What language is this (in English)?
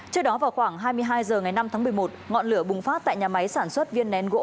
Vietnamese